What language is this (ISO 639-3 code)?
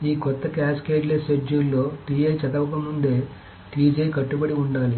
tel